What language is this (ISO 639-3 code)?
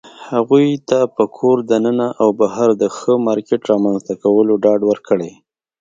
pus